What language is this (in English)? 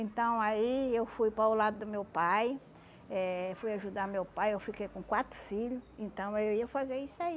Portuguese